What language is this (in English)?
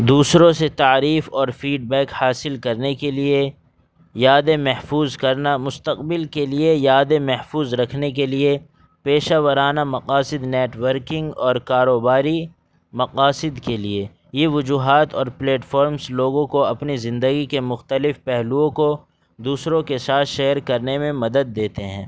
Urdu